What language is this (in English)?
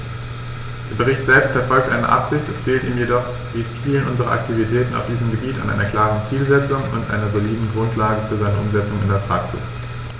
German